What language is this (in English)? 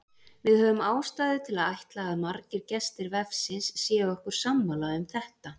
Icelandic